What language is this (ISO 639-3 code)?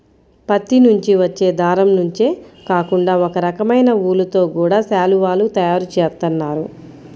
tel